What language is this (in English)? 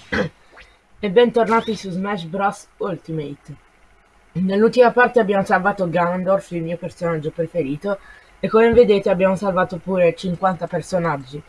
Italian